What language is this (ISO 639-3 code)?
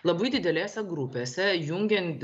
lit